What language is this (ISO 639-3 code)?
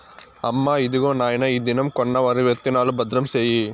tel